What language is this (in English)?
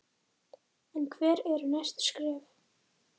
Icelandic